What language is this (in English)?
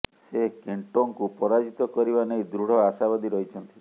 Odia